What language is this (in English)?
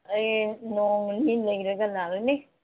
Manipuri